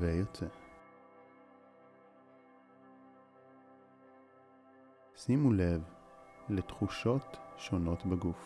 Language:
Hebrew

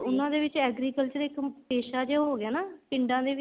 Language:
Punjabi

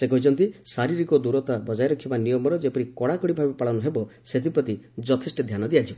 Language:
Odia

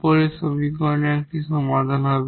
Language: Bangla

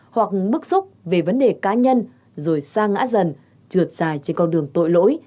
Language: Vietnamese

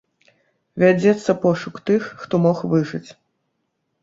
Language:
Belarusian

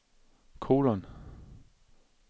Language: Danish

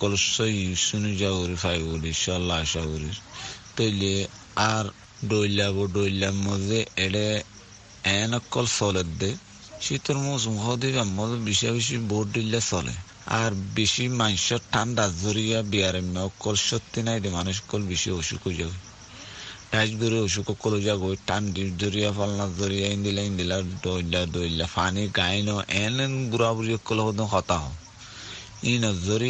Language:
Bangla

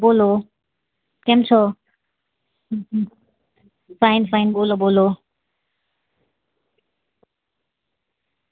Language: Gujarati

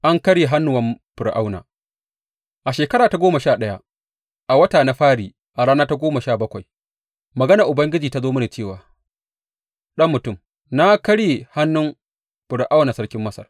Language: Hausa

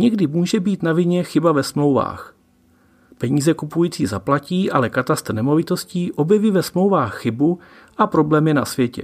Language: Czech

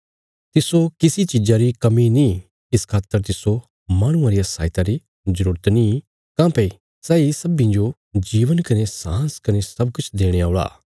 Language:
Bilaspuri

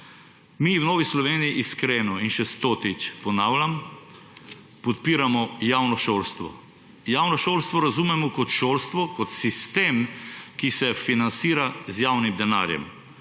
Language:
Slovenian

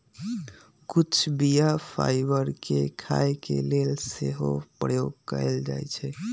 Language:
Magahi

